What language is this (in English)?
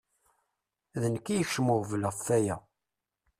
Kabyle